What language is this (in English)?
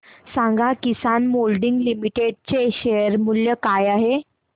Marathi